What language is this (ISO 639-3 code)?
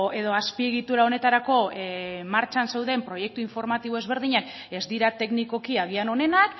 eus